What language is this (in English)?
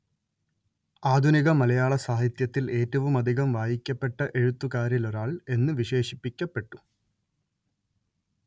Malayalam